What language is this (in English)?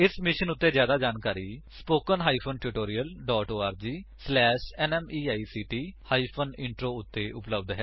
Punjabi